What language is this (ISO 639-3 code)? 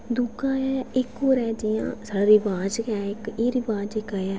doi